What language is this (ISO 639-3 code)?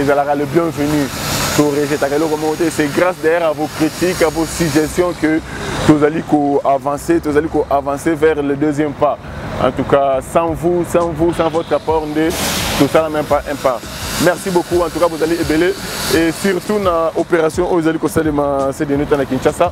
fra